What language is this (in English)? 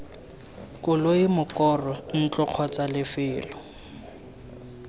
Tswana